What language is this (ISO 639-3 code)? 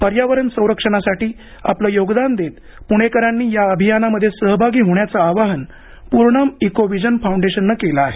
mar